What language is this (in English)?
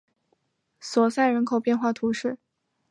Chinese